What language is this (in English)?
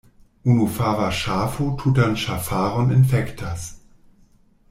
Esperanto